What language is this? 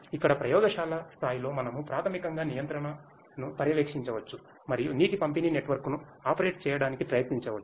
Telugu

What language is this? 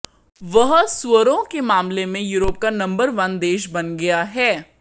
Hindi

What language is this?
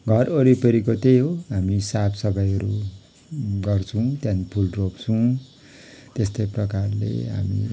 Nepali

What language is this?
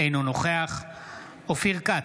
Hebrew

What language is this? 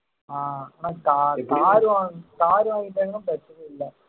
Tamil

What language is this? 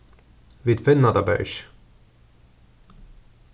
Faroese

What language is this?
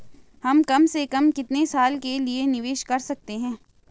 Hindi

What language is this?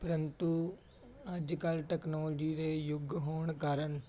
Punjabi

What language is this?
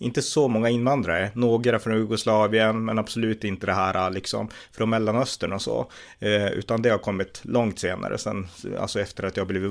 Swedish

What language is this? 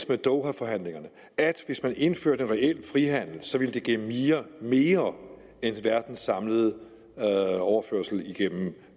Danish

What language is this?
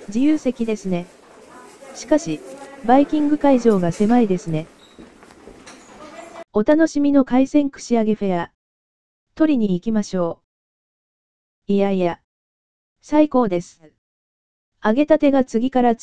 Japanese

